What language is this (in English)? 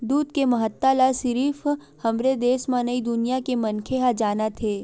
Chhattisgarhi